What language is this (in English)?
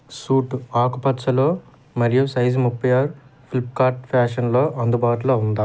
Telugu